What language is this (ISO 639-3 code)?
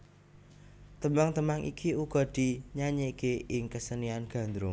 jav